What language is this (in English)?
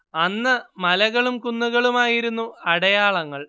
Malayalam